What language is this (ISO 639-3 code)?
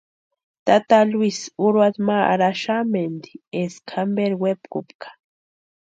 pua